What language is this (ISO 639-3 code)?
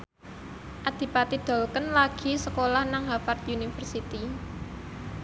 jav